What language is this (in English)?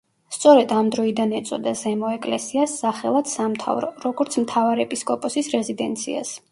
Georgian